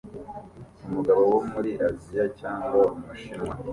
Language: Kinyarwanda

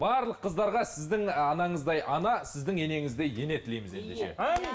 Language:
Kazakh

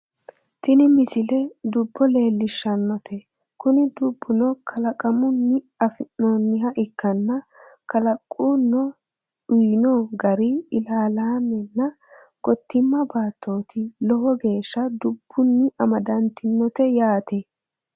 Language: Sidamo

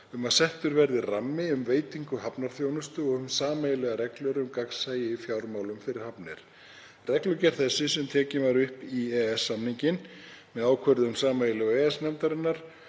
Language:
Icelandic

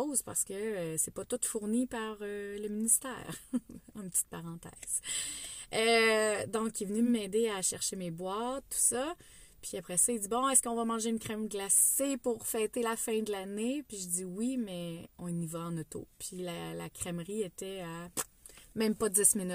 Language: French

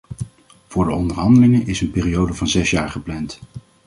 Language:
Dutch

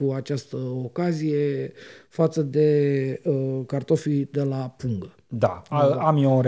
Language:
Romanian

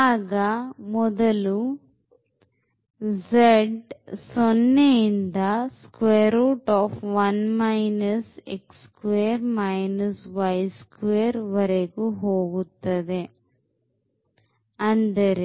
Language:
Kannada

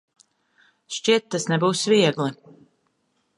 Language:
Latvian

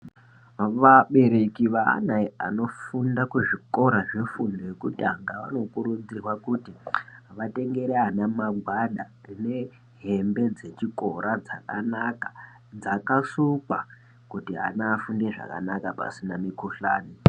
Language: Ndau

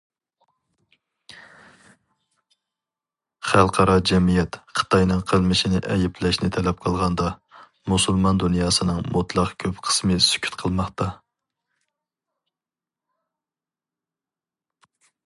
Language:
Uyghur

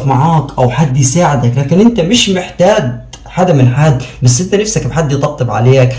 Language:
Arabic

